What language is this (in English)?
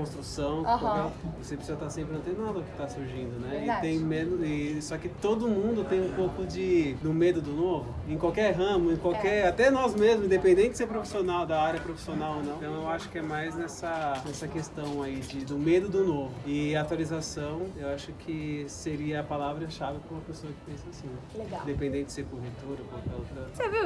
Portuguese